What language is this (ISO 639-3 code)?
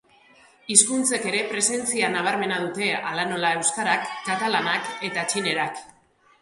eus